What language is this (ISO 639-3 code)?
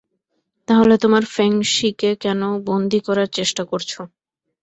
ben